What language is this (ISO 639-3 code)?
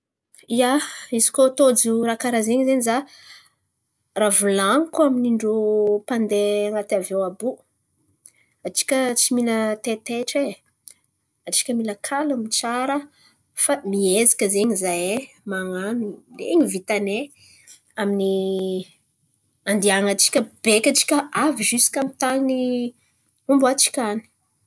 xmv